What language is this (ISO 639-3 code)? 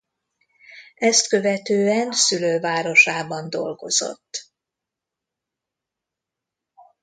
hun